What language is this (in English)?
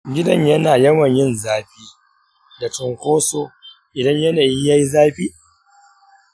Hausa